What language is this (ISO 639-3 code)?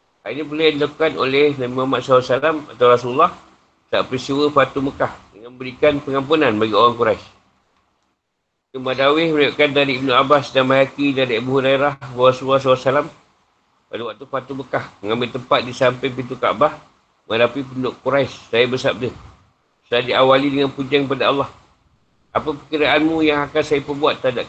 msa